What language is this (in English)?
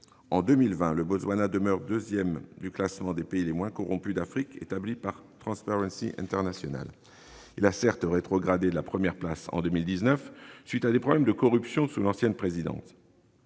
French